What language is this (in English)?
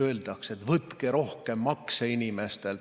Estonian